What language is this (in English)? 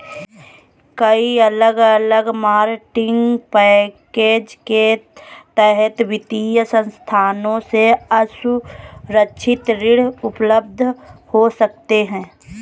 Hindi